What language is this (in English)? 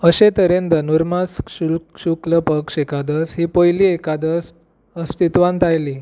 Konkani